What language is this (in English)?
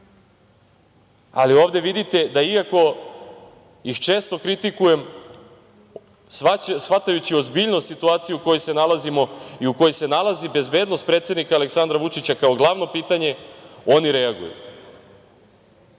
Serbian